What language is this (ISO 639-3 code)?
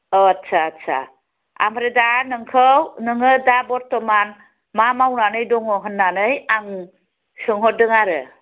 brx